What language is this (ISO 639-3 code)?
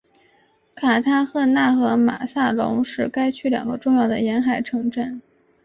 zho